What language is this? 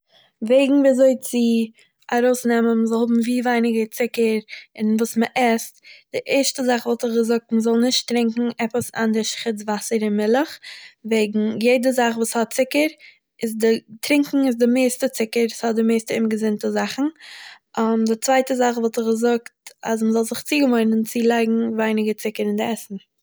Yiddish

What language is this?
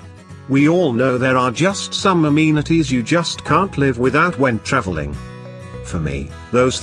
English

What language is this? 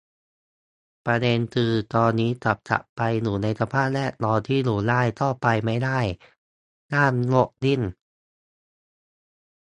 Thai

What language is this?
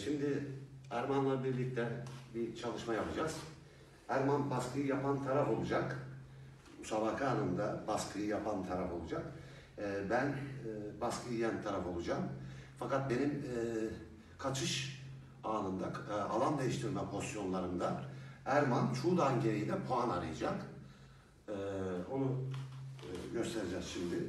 Turkish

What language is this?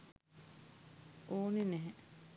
Sinhala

